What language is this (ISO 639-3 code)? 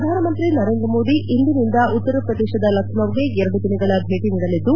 kan